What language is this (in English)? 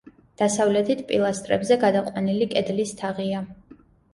Georgian